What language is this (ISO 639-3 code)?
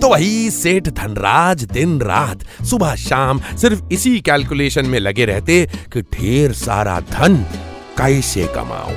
hin